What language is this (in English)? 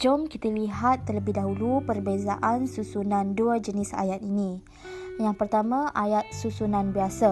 Malay